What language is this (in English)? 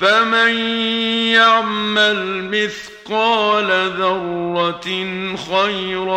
Arabic